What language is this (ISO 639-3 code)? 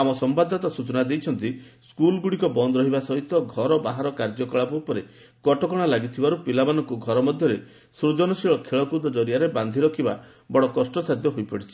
ori